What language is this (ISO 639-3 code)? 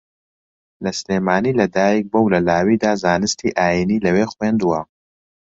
ckb